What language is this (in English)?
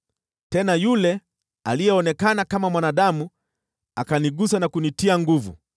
Swahili